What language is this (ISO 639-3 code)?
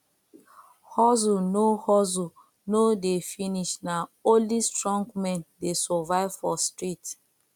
pcm